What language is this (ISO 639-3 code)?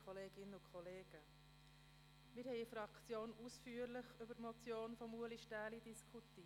gsw